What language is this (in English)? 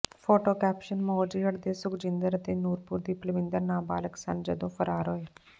Punjabi